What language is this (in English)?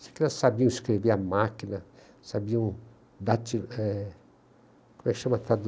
Portuguese